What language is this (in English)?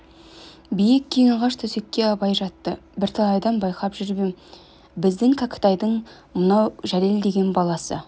Kazakh